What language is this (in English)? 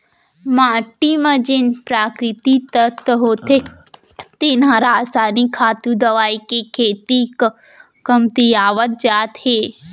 Chhattisgarhi